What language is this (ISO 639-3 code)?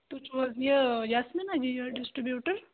kas